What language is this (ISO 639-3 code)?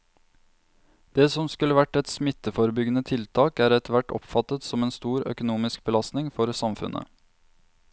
nor